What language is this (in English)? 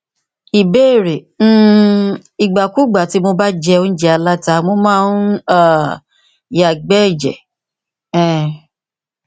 Yoruba